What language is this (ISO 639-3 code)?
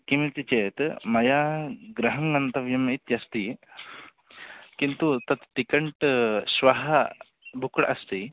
san